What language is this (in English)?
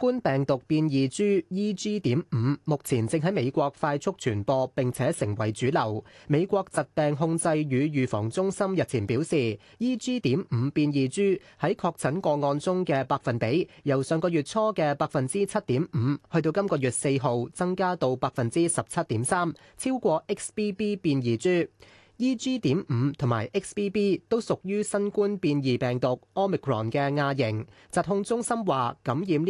Chinese